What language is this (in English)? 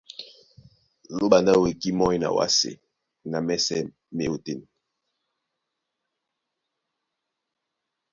Duala